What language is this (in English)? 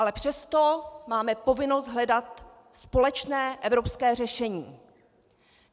Czech